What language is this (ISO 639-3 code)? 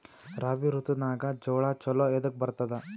kan